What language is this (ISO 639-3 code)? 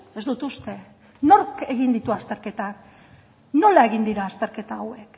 eus